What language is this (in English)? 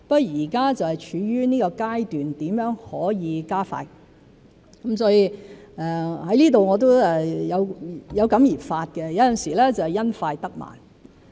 Cantonese